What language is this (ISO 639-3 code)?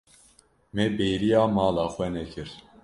kur